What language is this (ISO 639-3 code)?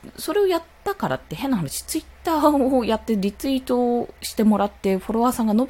jpn